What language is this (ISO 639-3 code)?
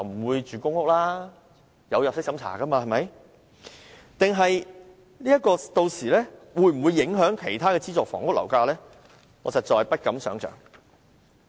yue